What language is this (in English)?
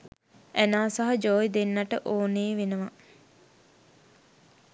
Sinhala